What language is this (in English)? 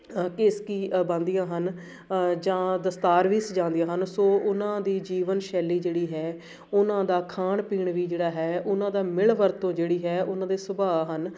Punjabi